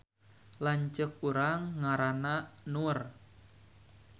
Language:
Sundanese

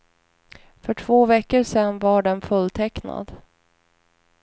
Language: Swedish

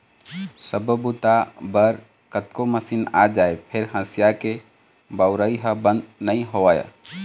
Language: Chhattisgarhi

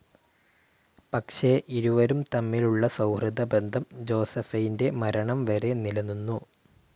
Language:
Malayalam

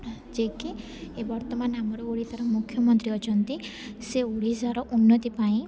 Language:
Odia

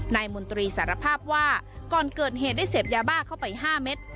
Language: Thai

